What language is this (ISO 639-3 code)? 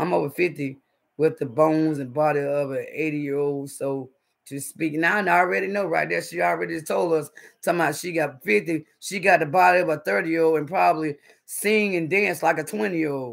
eng